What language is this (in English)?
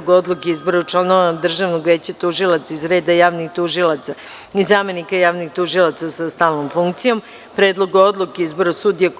Serbian